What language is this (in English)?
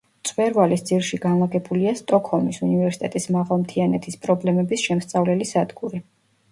Georgian